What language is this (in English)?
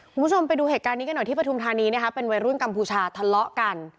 Thai